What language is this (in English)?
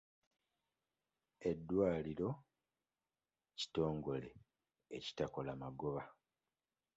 Ganda